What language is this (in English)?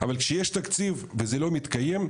Hebrew